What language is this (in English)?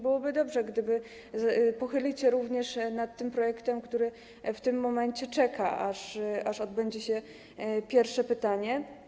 Polish